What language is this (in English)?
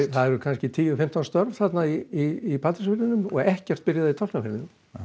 Icelandic